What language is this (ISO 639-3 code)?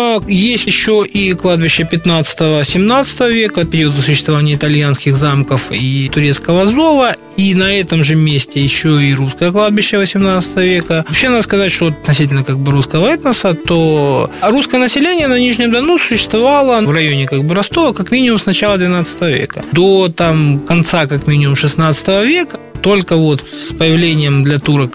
rus